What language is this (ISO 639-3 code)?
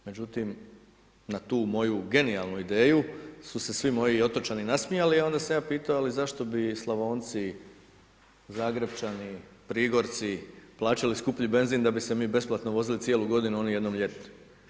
hrv